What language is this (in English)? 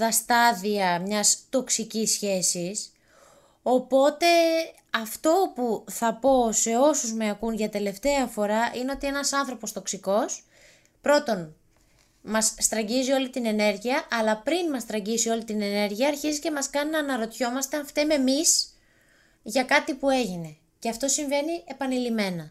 Greek